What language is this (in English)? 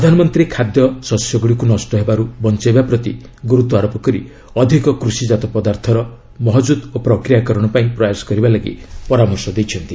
Odia